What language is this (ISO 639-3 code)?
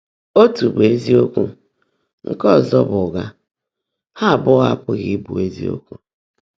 ibo